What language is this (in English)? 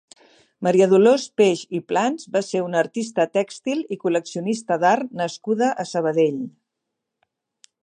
Catalan